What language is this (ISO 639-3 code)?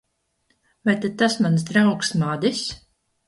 lav